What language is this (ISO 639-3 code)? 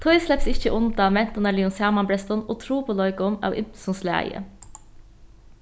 fao